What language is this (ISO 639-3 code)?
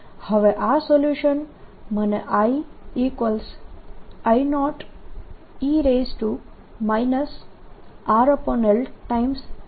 guj